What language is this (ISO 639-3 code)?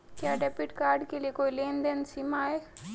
hin